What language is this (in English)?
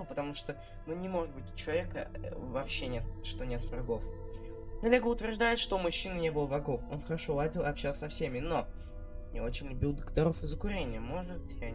Russian